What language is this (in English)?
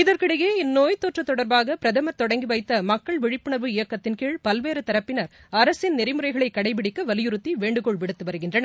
Tamil